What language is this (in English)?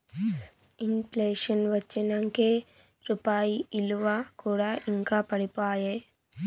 Telugu